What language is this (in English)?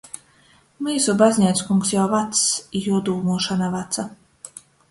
Latgalian